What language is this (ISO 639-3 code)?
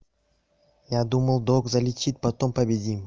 rus